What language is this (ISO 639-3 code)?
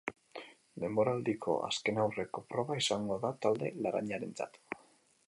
eus